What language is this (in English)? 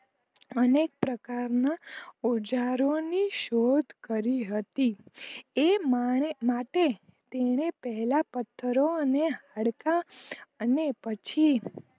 Gujarati